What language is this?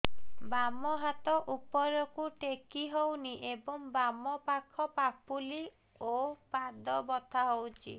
Odia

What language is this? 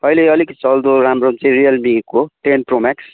Nepali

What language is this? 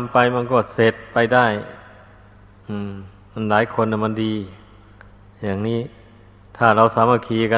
Thai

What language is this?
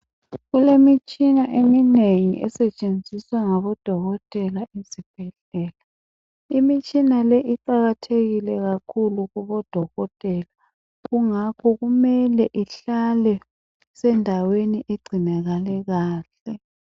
North Ndebele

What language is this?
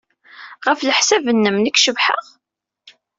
Kabyle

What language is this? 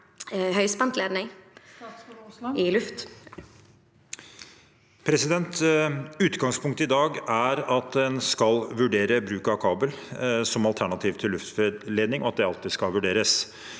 Norwegian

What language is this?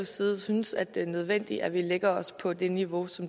Danish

